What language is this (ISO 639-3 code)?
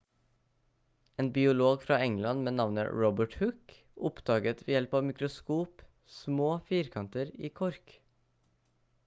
nob